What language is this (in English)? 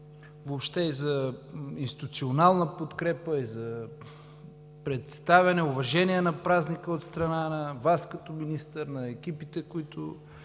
Bulgarian